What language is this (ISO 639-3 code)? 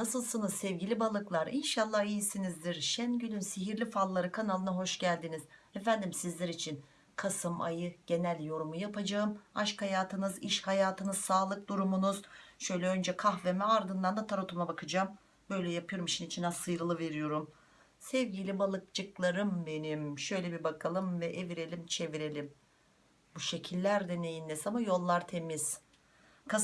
tur